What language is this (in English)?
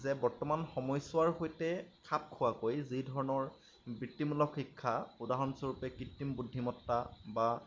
Assamese